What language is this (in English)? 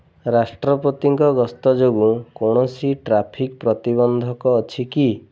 Odia